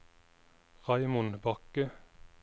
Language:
Norwegian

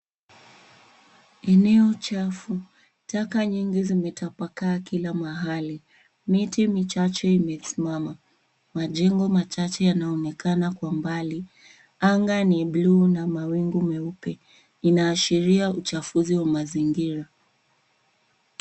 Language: Swahili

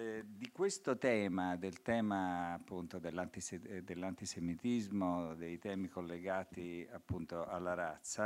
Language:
Italian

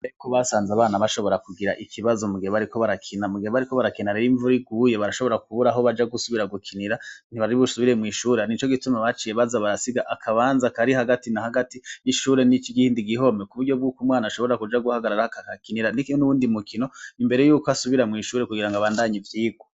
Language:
Rundi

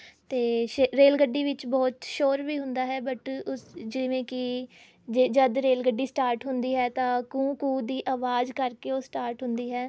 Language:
Punjabi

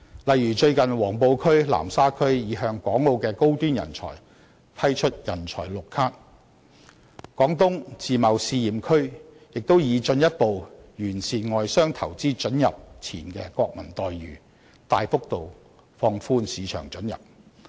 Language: Cantonese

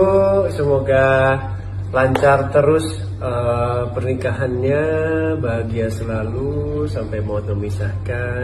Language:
Indonesian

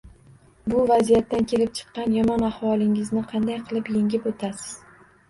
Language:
Uzbek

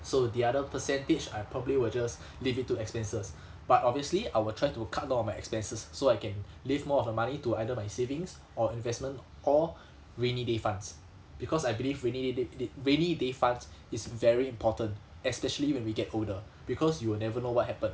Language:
English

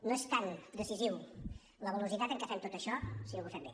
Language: Catalan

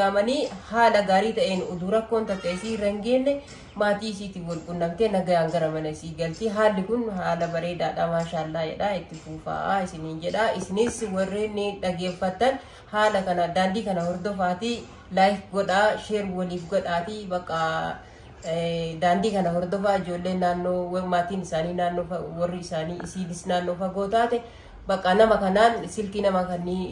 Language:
Arabic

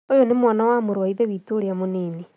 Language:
Kikuyu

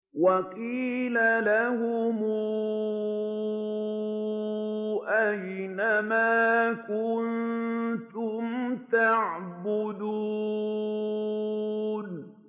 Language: Arabic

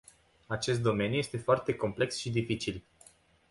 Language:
Romanian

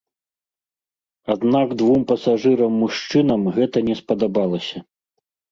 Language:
Belarusian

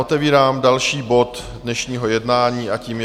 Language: Czech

